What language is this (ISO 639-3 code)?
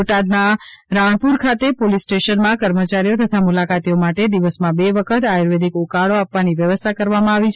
guj